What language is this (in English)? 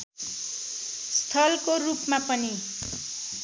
Nepali